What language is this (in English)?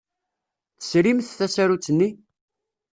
Kabyle